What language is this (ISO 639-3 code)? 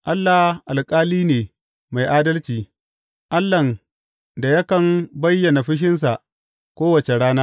hau